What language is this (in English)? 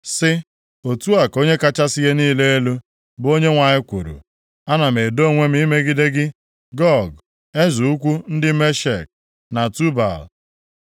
Igbo